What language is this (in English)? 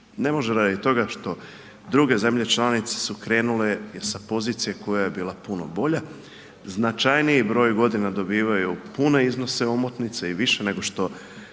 Croatian